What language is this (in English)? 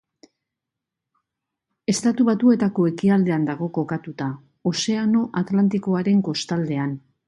Basque